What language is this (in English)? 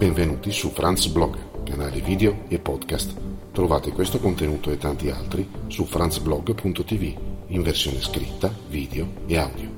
Italian